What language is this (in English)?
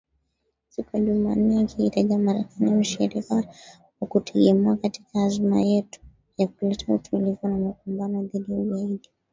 Swahili